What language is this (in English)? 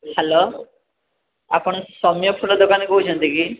Odia